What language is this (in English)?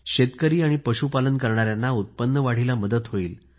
Marathi